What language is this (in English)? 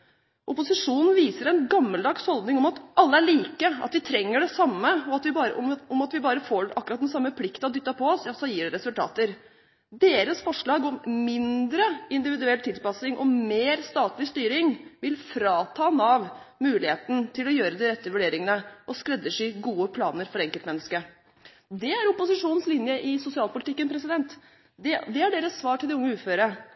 Norwegian Bokmål